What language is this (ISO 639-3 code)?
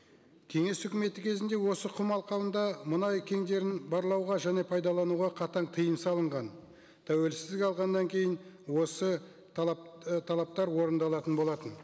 kaz